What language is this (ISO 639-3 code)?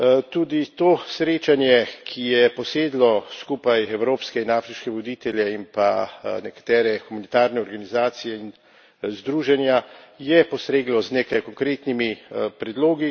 slv